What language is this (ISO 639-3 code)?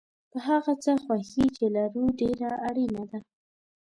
pus